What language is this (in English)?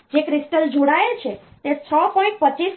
Gujarati